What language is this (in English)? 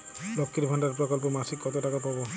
Bangla